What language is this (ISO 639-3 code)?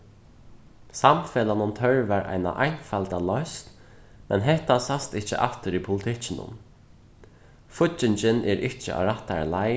fao